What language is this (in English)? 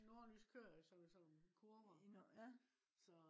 Danish